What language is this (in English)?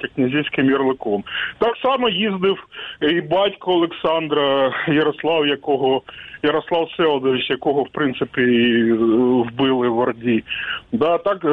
Ukrainian